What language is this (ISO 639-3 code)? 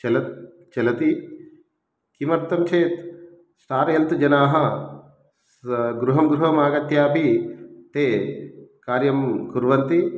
san